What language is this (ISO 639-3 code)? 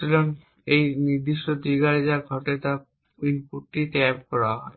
ben